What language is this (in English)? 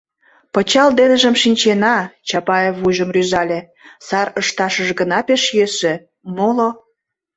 Mari